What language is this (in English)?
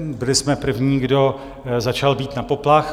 Czech